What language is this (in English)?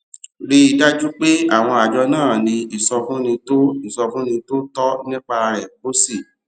Yoruba